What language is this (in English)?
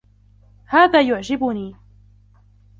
Arabic